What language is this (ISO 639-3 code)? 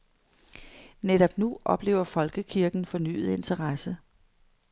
dan